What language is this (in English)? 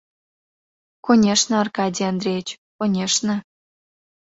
Mari